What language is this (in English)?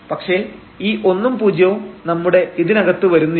Malayalam